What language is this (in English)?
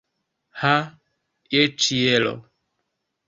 Esperanto